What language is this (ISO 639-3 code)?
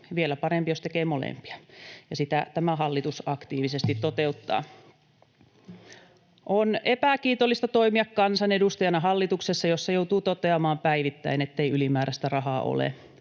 fin